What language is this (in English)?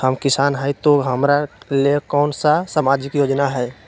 Magahi